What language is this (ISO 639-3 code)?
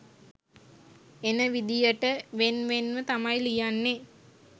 sin